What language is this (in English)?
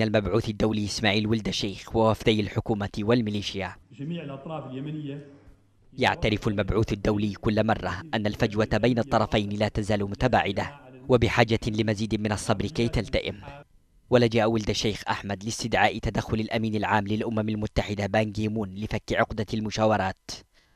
Arabic